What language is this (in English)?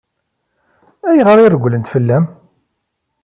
Kabyle